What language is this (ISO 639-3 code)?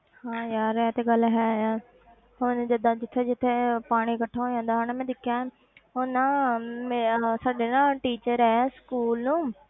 pan